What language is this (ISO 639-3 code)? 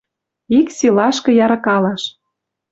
mrj